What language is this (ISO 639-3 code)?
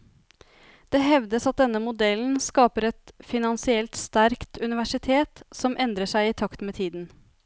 nor